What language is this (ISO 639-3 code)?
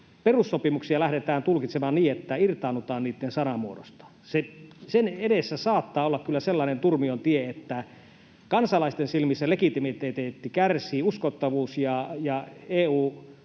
fin